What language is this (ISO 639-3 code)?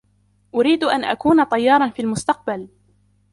ara